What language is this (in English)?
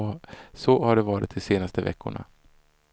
Swedish